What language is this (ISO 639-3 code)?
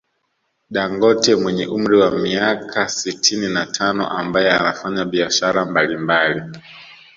swa